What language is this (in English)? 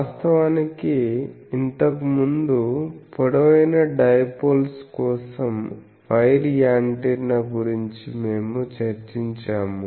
Telugu